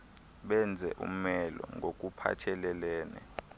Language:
Xhosa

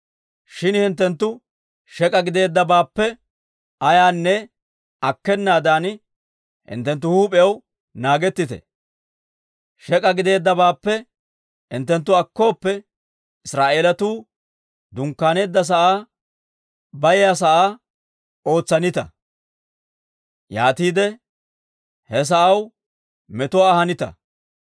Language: Dawro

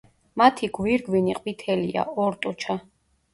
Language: Georgian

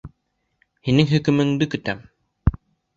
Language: Bashkir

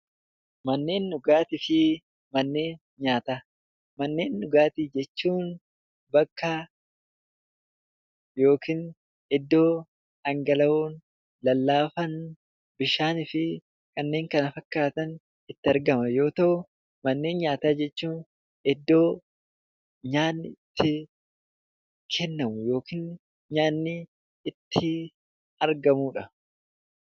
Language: Oromo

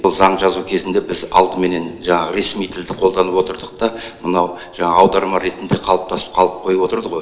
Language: Kazakh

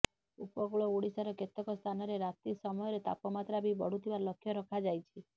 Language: Odia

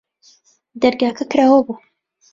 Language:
Central Kurdish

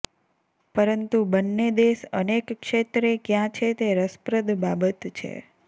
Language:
Gujarati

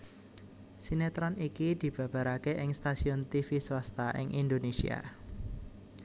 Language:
Javanese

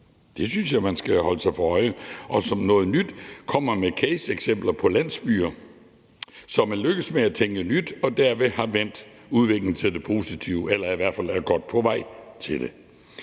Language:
Danish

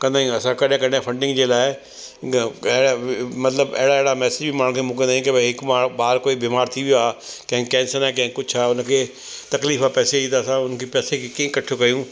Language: Sindhi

